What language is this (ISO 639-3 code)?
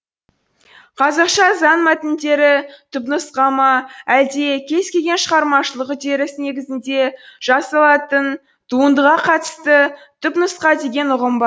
kaz